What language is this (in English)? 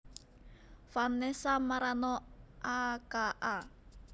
Javanese